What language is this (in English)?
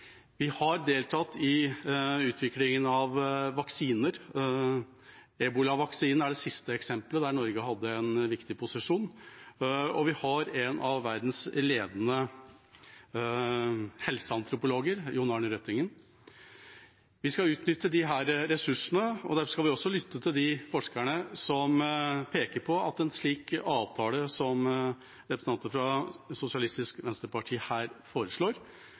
Norwegian Bokmål